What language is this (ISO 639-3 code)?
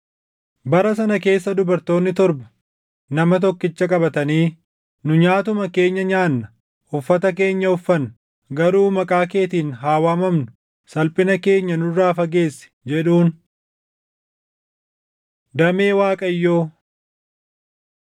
orm